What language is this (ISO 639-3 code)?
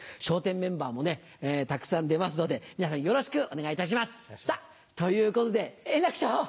jpn